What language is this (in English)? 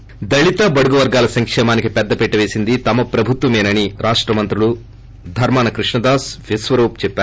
Telugu